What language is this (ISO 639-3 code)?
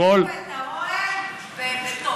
heb